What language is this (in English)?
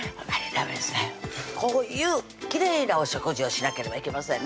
Japanese